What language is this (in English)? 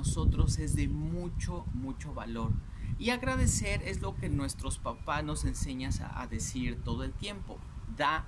Spanish